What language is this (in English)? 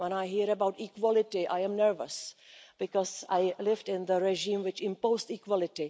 English